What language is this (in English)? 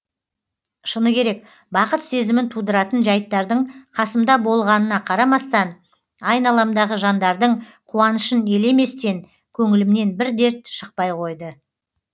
Kazakh